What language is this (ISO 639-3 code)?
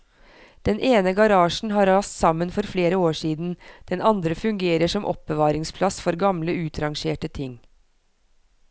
nor